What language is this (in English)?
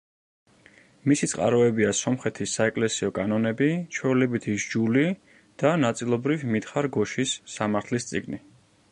Georgian